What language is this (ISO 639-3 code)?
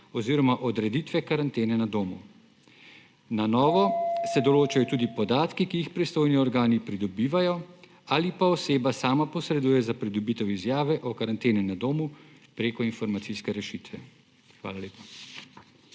slv